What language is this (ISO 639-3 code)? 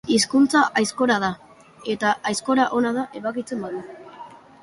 eus